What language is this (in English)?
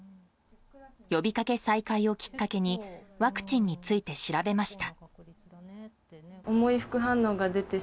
Japanese